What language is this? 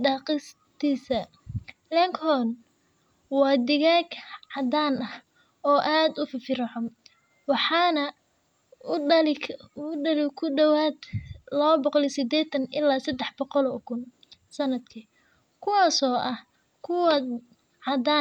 Somali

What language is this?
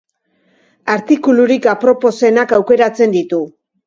Basque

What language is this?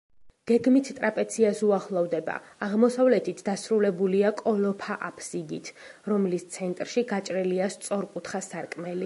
Georgian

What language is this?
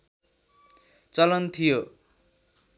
Nepali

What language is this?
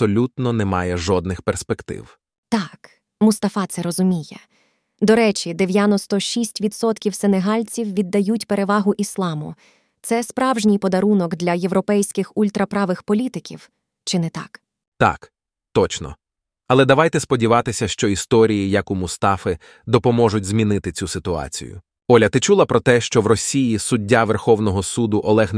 Ukrainian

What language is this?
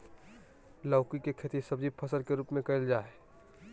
Magahi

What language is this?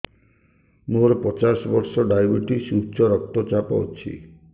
Odia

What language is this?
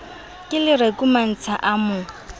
Southern Sotho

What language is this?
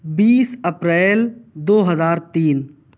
Urdu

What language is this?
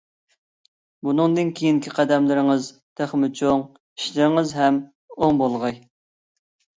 Uyghur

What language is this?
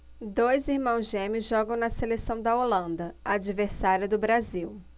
Portuguese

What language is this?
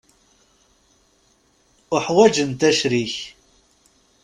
Kabyle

